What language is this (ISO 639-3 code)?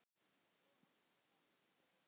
isl